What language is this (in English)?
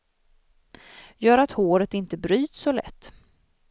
Swedish